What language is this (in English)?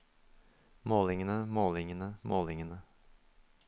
Norwegian